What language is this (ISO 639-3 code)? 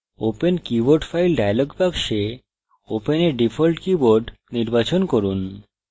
ben